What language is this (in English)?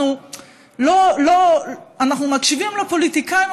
Hebrew